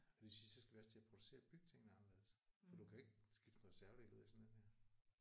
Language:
Danish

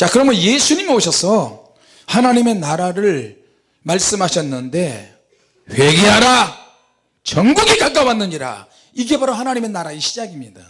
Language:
Korean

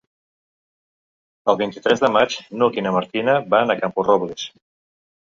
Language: Catalan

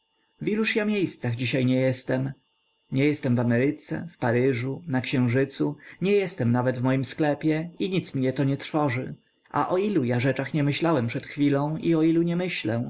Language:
Polish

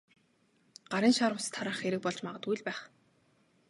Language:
Mongolian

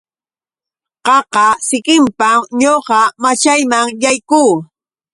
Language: Yauyos Quechua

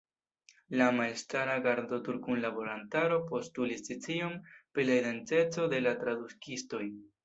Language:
Esperanto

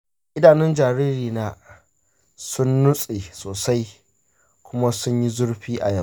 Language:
Hausa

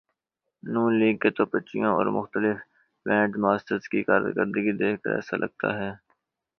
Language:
Urdu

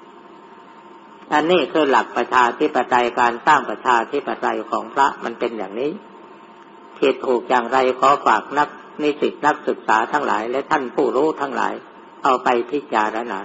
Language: Thai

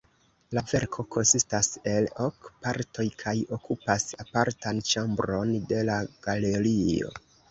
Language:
Esperanto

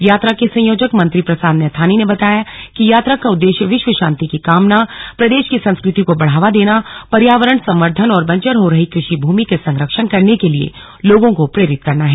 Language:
Hindi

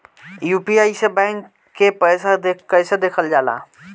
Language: Bhojpuri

